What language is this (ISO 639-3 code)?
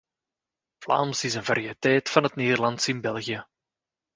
nld